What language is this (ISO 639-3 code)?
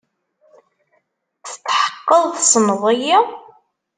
kab